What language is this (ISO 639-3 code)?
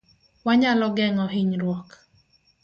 luo